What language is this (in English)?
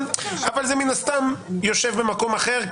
Hebrew